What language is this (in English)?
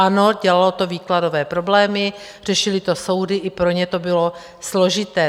Czech